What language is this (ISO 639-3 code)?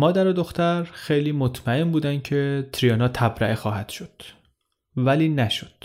fas